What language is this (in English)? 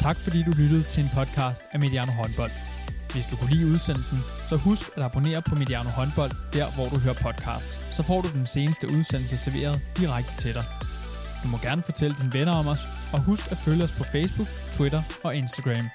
Danish